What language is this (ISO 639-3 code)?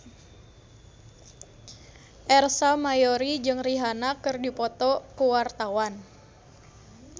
sun